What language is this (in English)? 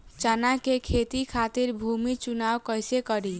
Bhojpuri